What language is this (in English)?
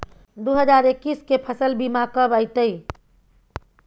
Maithili